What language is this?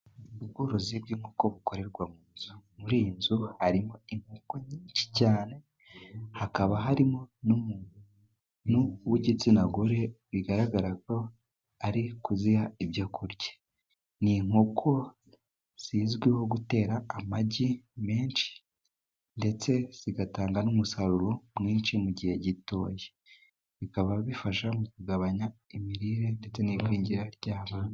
Kinyarwanda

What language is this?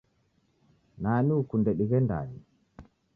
Taita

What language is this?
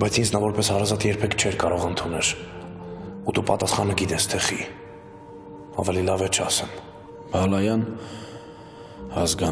Romanian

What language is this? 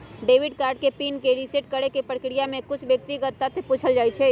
Magahi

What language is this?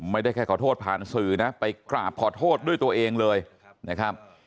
Thai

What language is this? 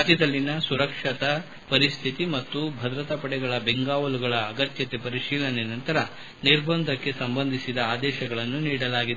Kannada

